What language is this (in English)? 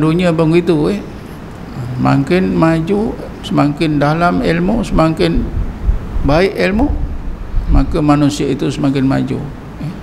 Malay